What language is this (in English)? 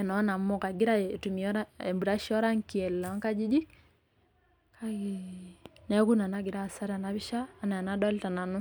Masai